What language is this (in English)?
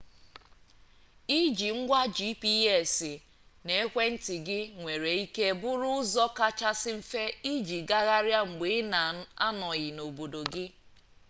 Igbo